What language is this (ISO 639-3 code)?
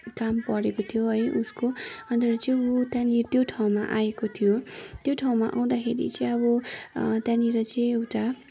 nep